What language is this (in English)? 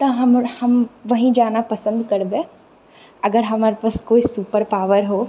Maithili